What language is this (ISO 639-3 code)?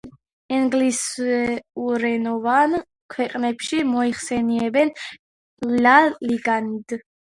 kat